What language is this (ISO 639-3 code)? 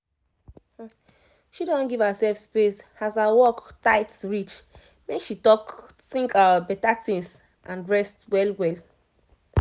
pcm